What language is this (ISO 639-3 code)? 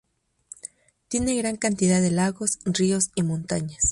spa